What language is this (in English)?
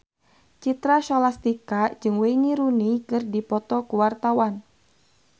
Sundanese